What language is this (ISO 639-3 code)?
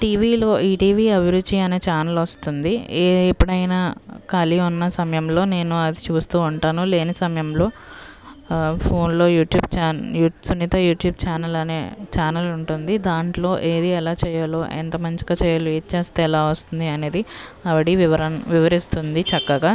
tel